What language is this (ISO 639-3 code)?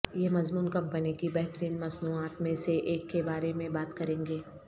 urd